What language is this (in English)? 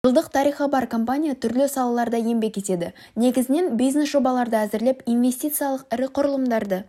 Kazakh